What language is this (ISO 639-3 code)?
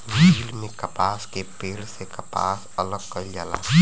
bho